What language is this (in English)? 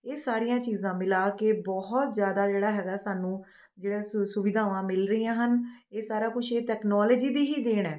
Punjabi